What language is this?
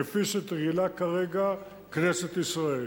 Hebrew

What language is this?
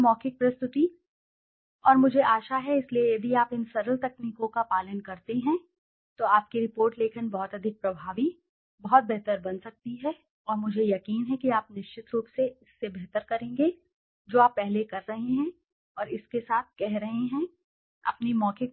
Hindi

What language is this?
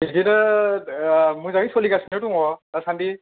Bodo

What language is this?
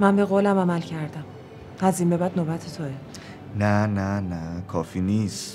Persian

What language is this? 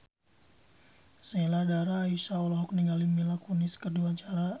Sundanese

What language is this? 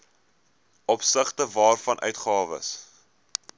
Afrikaans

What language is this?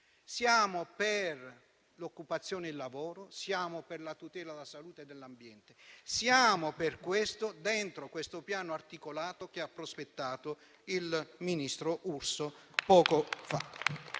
Italian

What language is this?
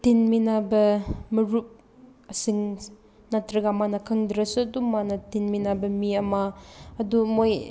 Manipuri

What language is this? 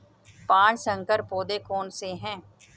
Hindi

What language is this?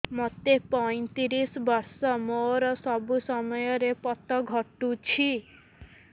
Odia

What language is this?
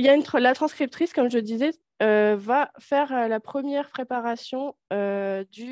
French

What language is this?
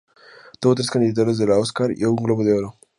Spanish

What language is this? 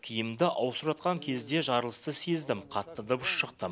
Kazakh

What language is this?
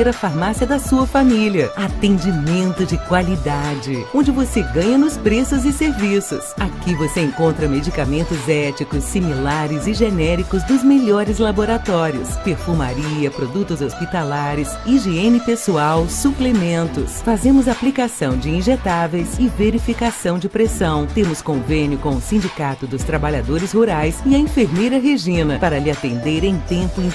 Portuguese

